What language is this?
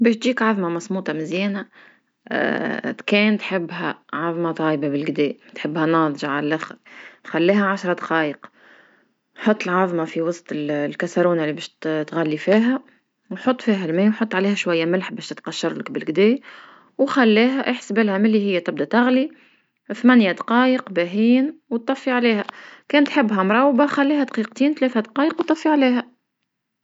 Tunisian Arabic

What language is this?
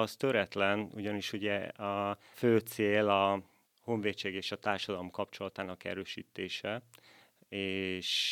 Hungarian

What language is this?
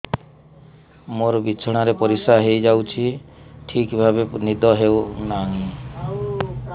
Odia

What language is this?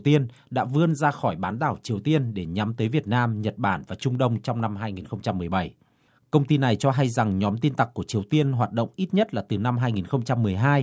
Vietnamese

